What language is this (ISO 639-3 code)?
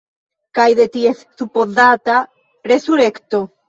epo